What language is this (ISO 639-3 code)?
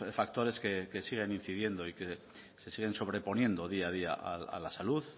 spa